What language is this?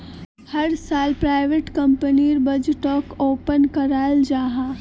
Magahi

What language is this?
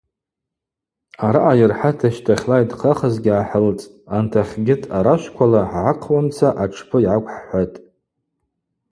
Abaza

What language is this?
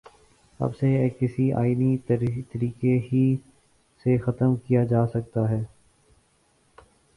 Urdu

